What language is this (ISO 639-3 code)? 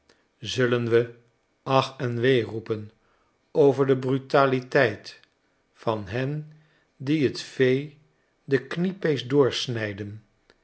nld